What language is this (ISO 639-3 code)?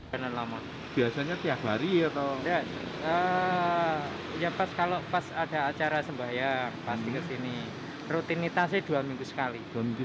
ind